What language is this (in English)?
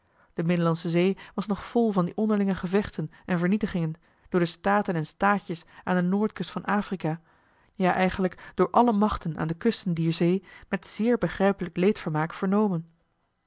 Dutch